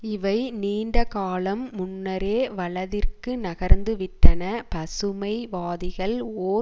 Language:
Tamil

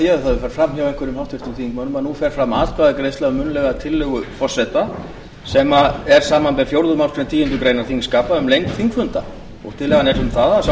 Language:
Icelandic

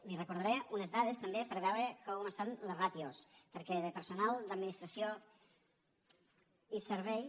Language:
Catalan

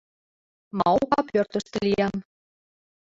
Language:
Mari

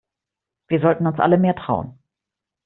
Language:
German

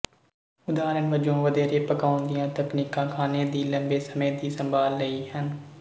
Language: Punjabi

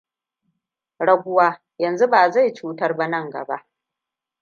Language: Hausa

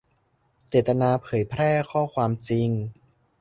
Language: Thai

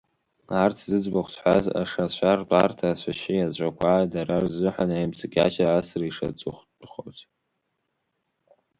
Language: Abkhazian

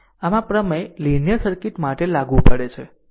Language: Gujarati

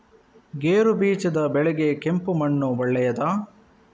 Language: Kannada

